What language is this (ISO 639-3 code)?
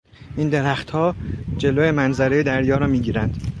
fas